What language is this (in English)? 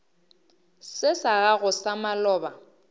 Northern Sotho